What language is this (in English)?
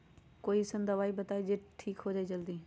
Magahi